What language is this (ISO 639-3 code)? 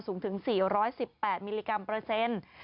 tha